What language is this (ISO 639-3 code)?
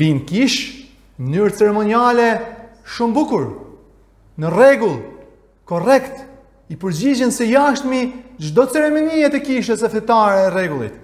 ron